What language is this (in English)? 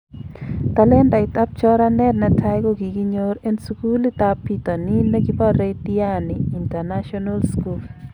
Kalenjin